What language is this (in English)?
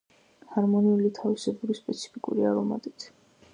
Georgian